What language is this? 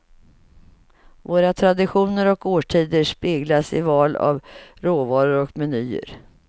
Swedish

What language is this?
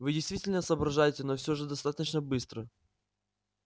Russian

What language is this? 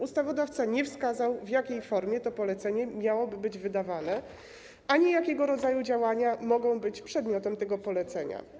Polish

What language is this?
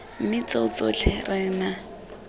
Tswana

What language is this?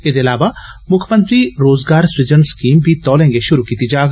Dogri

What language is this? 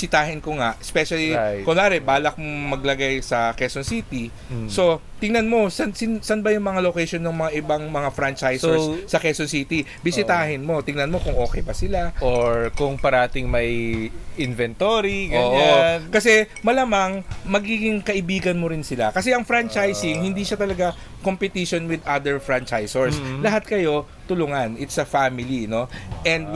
Filipino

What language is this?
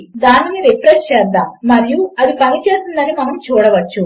Telugu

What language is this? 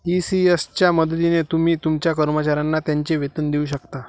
Marathi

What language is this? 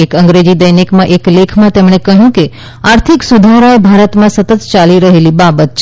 Gujarati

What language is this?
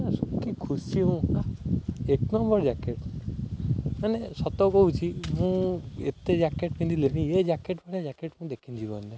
Odia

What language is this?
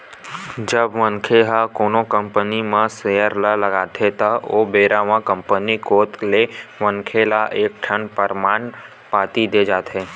Chhattisgarhi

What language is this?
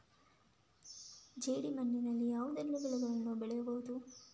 Kannada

